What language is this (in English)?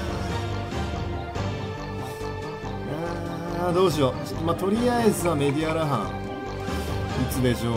Japanese